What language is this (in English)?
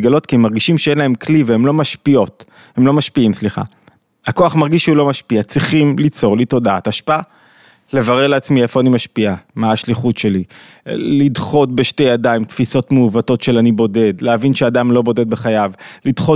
Hebrew